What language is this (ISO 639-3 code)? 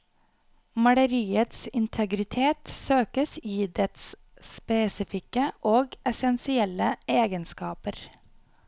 nor